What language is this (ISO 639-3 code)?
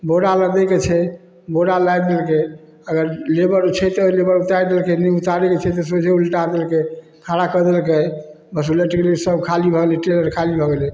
mai